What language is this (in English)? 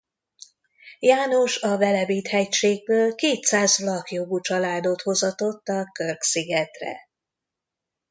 Hungarian